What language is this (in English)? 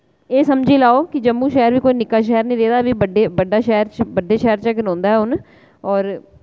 Dogri